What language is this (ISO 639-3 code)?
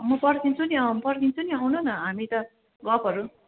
nep